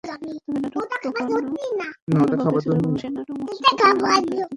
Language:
Bangla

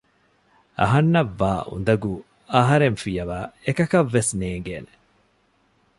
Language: Divehi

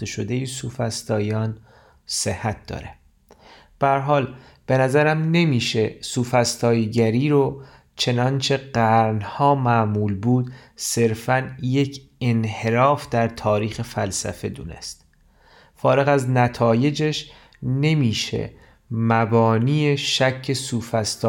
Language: Persian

